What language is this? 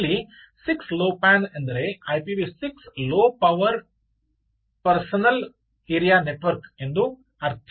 Kannada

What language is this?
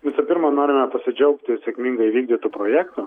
Lithuanian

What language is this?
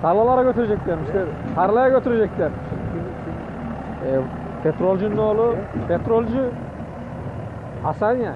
Turkish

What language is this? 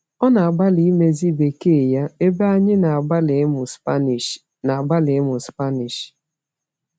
Igbo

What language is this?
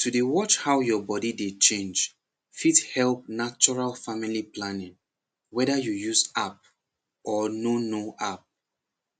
Nigerian Pidgin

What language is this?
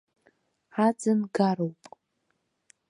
Abkhazian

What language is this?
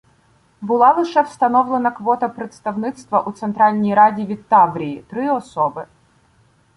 Ukrainian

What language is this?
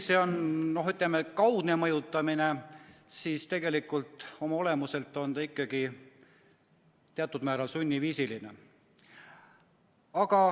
Estonian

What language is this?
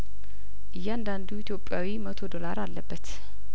Amharic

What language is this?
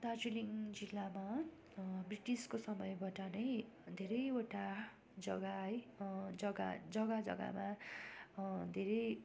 Nepali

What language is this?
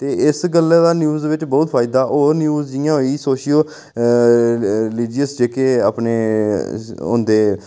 Dogri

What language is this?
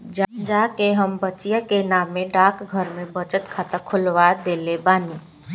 Bhojpuri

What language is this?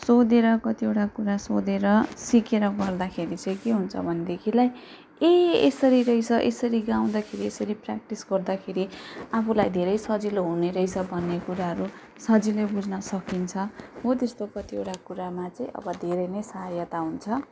Nepali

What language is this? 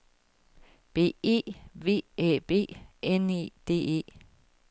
Danish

